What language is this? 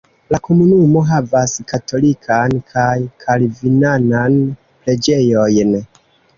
Esperanto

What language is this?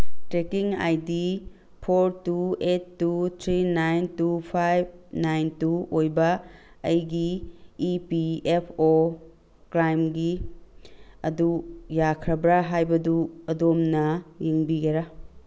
Manipuri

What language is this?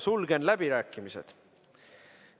Estonian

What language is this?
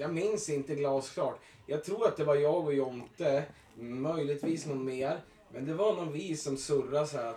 Swedish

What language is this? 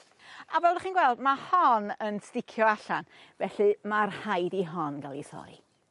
Welsh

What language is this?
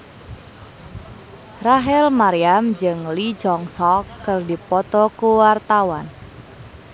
Sundanese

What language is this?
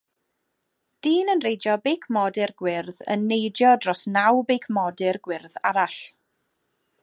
Welsh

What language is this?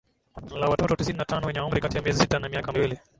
Swahili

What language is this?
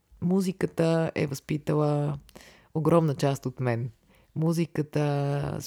Bulgarian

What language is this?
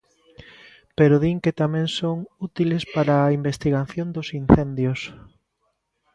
Galician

